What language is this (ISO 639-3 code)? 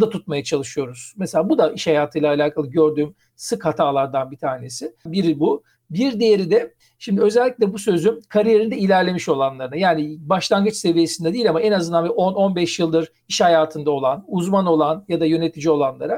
tur